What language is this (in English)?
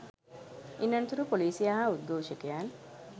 Sinhala